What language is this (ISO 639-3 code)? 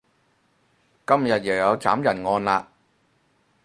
yue